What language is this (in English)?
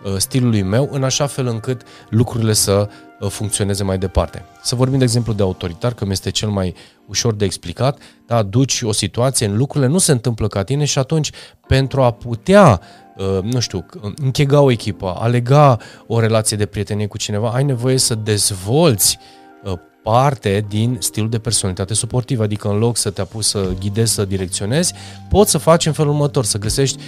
Romanian